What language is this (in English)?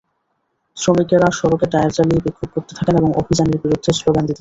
Bangla